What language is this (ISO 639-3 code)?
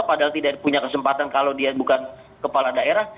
ind